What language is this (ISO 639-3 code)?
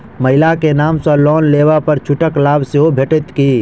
mai